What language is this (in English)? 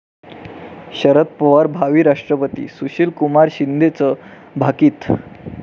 Marathi